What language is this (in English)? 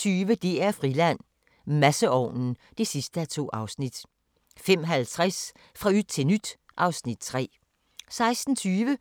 Danish